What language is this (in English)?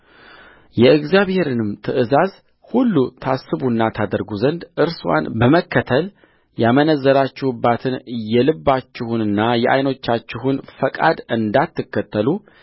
Amharic